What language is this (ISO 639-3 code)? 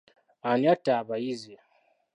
lug